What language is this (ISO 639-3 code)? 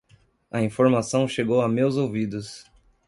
por